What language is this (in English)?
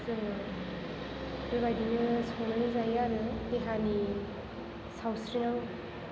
Bodo